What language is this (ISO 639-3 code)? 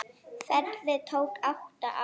isl